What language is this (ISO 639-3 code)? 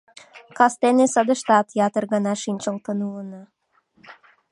chm